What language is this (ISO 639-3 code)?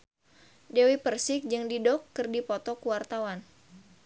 sun